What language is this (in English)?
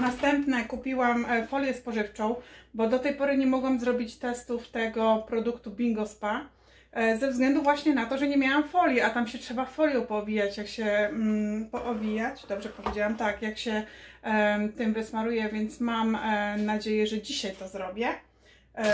Polish